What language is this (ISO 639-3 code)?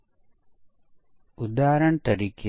guj